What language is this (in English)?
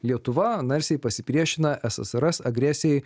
Lithuanian